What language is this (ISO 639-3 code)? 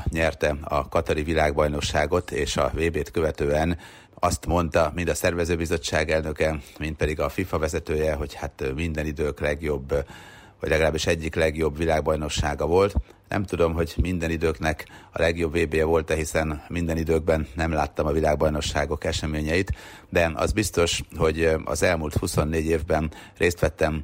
hun